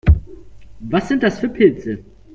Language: German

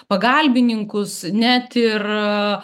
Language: Lithuanian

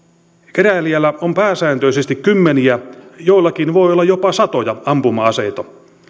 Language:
Finnish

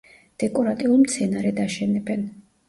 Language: Georgian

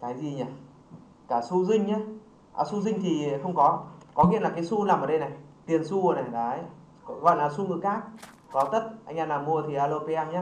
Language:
Vietnamese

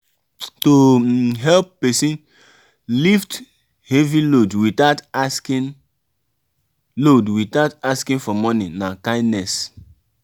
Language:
Nigerian Pidgin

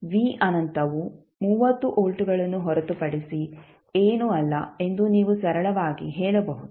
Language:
Kannada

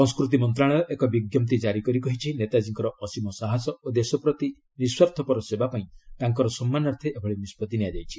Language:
Odia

